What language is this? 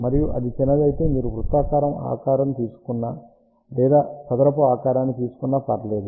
Telugu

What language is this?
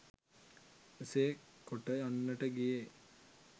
Sinhala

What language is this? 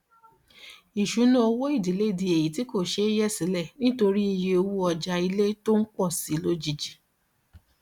Yoruba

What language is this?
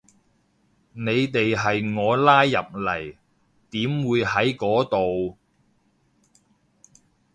Cantonese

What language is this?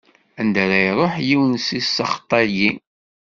Kabyle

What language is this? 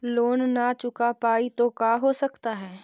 Magahi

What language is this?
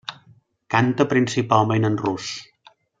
Catalan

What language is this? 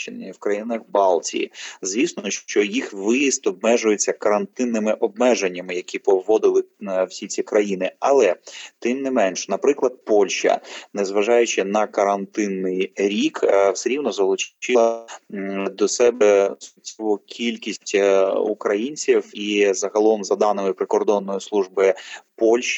Ukrainian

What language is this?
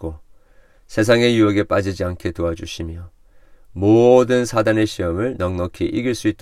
Korean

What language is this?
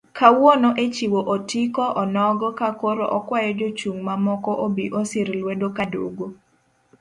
Luo (Kenya and Tanzania)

